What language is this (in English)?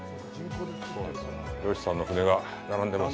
Japanese